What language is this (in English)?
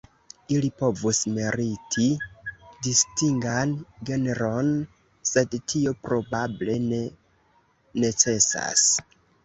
Esperanto